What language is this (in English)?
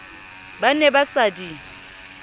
Southern Sotho